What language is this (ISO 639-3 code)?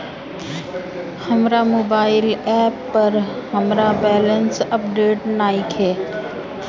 bho